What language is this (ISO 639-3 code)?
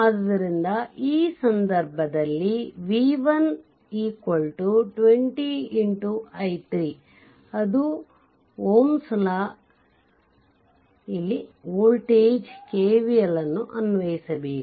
kan